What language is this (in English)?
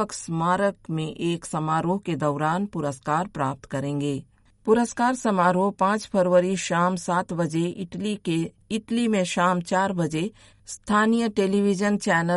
Hindi